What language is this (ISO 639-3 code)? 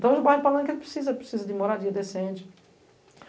por